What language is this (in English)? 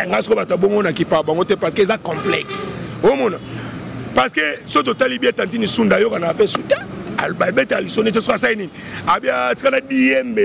French